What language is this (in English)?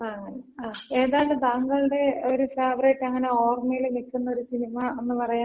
Malayalam